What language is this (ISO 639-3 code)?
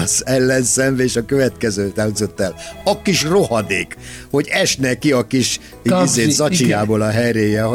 hun